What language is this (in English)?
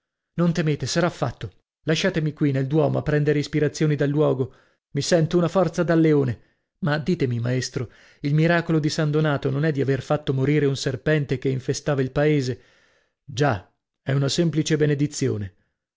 Italian